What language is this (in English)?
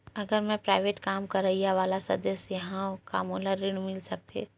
Chhattisgarhi